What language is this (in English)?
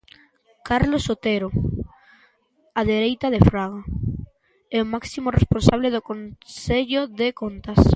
Galician